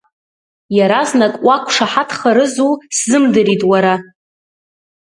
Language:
Abkhazian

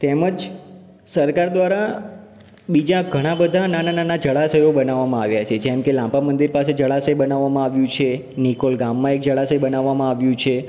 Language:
Gujarati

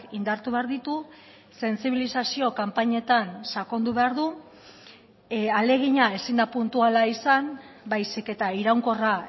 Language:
Basque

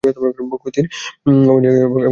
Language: Bangla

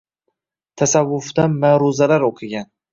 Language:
Uzbek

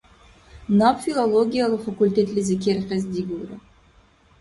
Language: Dargwa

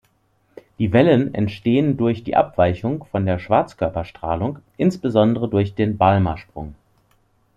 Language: German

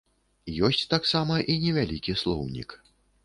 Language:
Belarusian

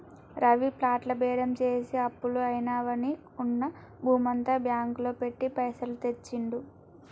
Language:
Telugu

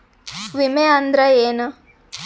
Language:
Kannada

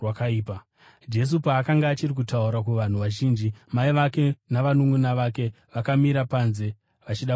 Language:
Shona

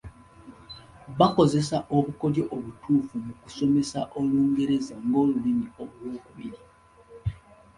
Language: Ganda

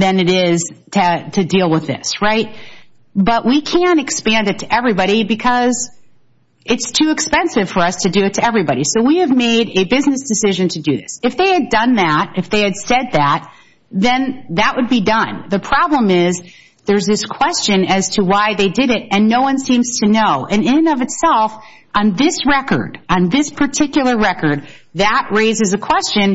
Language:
English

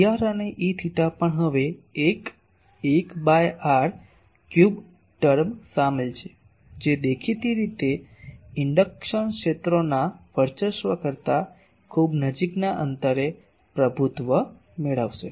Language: Gujarati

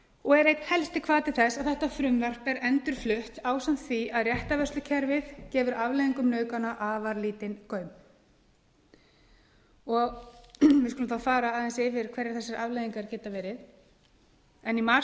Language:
Icelandic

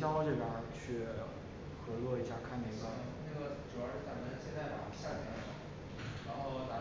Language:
Chinese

